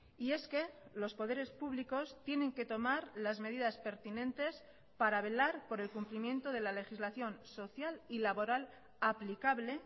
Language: Spanish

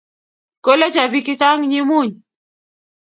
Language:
Kalenjin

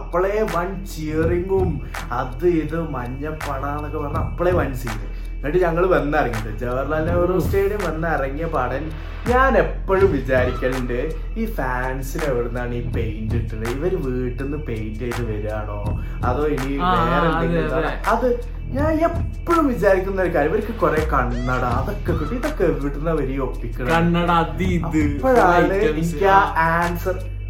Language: Malayalam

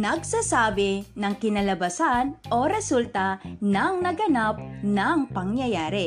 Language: Filipino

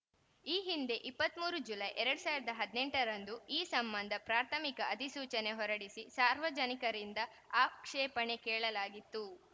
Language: Kannada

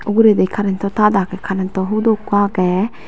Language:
Chakma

